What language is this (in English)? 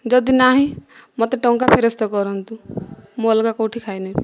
Odia